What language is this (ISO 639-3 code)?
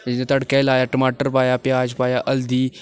doi